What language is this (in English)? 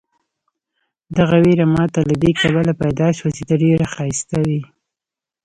Pashto